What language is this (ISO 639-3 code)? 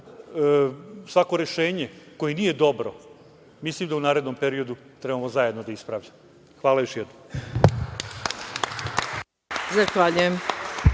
srp